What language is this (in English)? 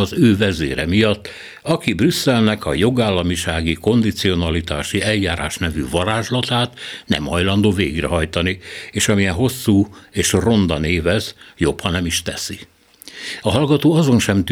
Hungarian